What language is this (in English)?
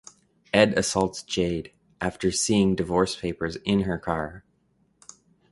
English